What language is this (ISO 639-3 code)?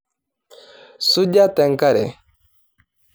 mas